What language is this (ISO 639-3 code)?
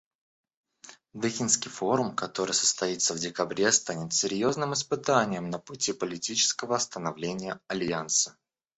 rus